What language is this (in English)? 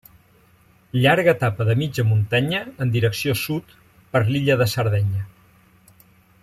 Catalan